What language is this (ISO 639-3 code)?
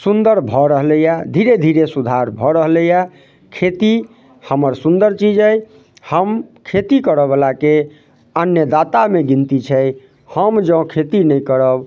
mai